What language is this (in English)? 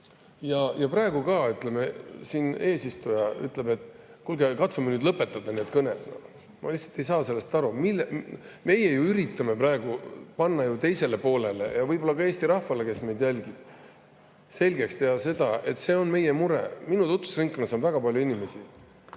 Estonian